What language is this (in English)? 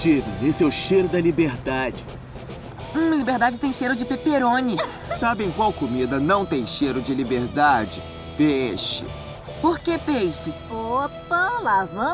Portuguese